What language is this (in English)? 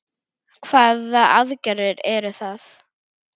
Icelandic